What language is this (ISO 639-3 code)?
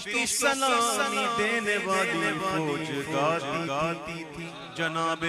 ara